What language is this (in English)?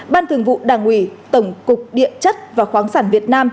Vietnamese